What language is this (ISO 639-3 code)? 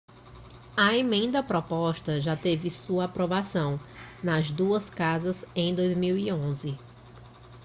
por